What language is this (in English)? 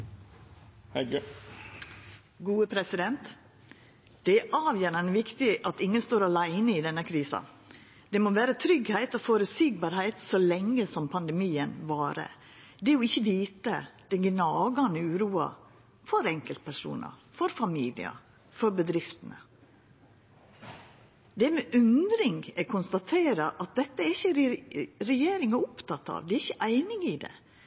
Norwegian Nynorsk